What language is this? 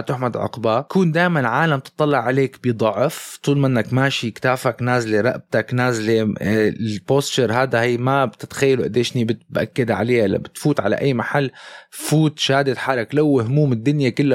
Arabic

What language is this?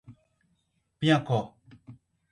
Portuguese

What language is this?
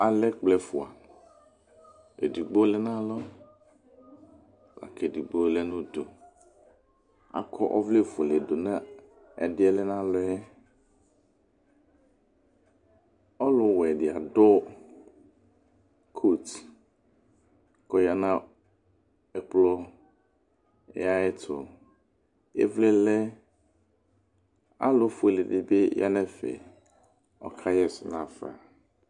Ikposo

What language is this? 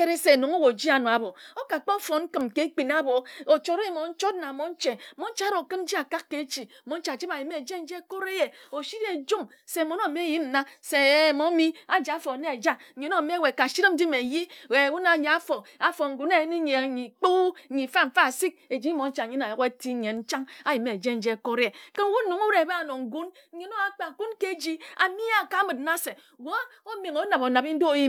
Ejagham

